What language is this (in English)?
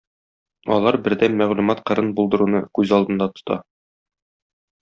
Tatar